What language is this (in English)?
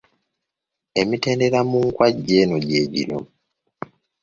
Ganda